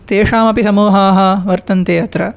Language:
Sanskrit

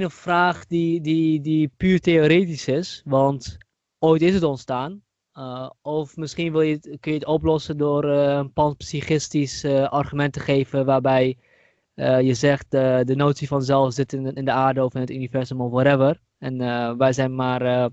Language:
Dutch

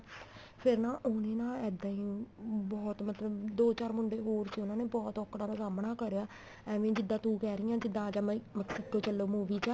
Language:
Punjabi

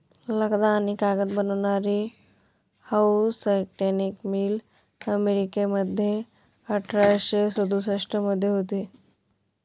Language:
Marathi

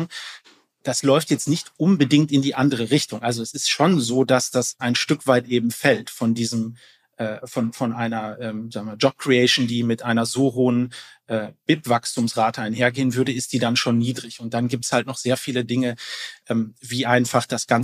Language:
German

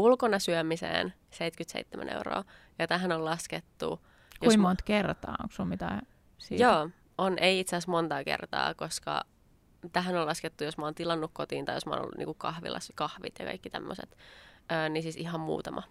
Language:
Finnish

